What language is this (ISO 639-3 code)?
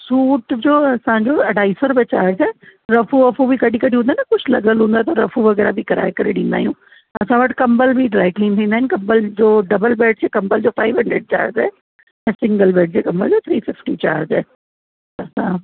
snd